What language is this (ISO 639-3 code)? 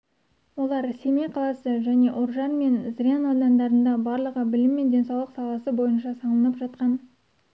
kaz